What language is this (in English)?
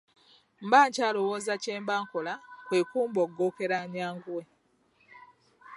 Ganda